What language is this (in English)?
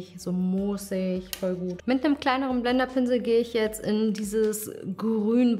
German